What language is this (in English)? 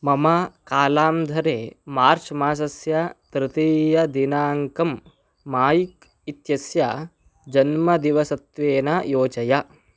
Sanskrit